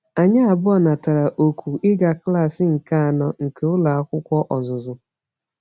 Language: Igbo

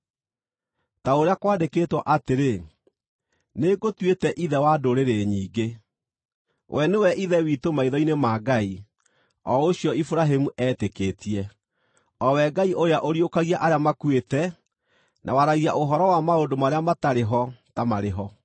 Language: Kikuyu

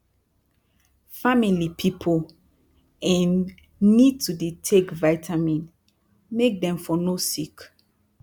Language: Nigerian Pidgin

